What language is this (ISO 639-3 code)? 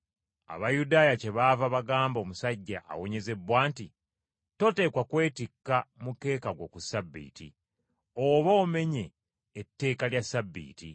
lug